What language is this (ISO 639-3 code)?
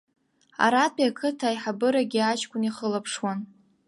abk